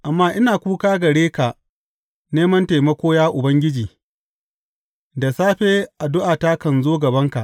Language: Hausa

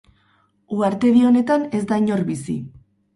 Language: Basque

